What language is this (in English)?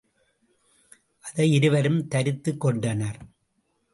Tamil